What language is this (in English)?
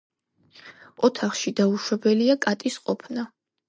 Georgian